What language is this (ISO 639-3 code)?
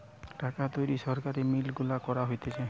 ben